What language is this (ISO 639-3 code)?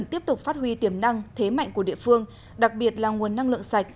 vie